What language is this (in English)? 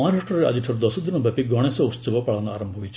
Odia